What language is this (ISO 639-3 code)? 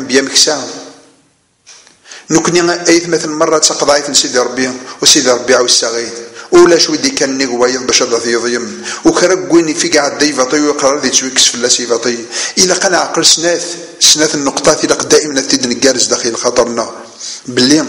ara